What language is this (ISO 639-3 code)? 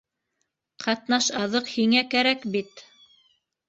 bak